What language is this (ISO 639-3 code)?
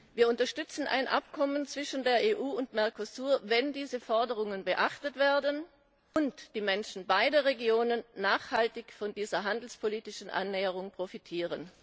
deu